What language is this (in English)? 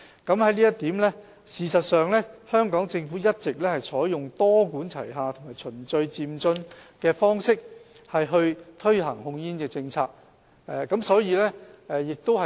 Cantonese